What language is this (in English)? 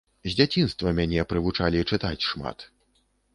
Belarusian